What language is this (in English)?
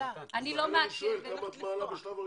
Hebrew